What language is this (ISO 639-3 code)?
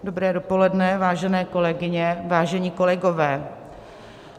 ces